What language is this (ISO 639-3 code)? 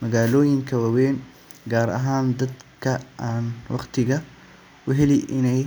som